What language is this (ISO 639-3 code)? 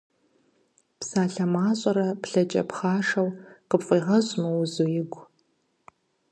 kbd